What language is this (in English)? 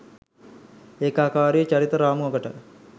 Sinhala